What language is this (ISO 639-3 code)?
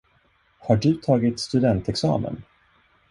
swe